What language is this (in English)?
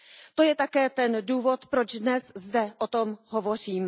Czech